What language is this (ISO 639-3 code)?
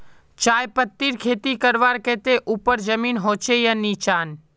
mag